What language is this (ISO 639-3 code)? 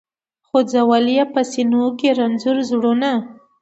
pus